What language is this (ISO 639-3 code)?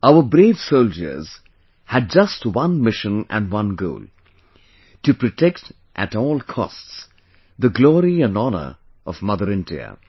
eng